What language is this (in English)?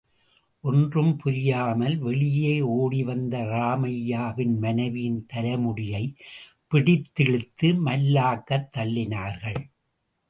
Tamil